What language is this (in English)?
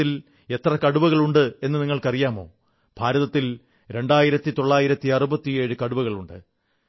Malayalam